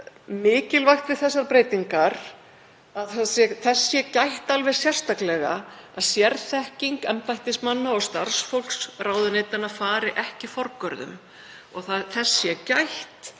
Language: Icelandic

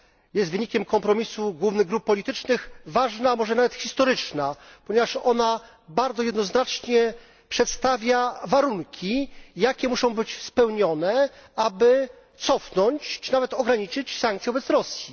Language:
Polish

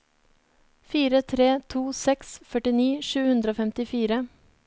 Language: Norwegian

